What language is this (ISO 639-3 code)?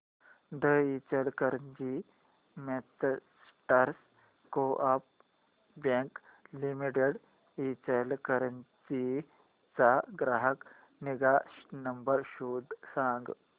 mar